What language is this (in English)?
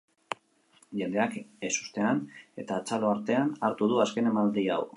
Basque